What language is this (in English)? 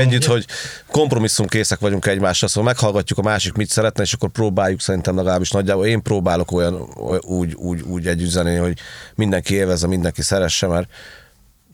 Hungarian